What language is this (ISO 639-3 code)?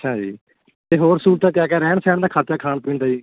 pan